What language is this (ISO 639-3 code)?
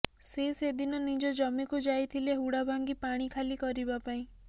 ori